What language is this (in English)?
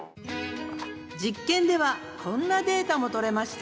Japanese